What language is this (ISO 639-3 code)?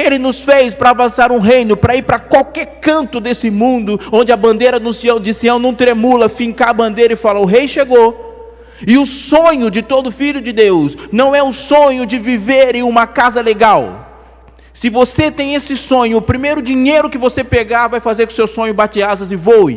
por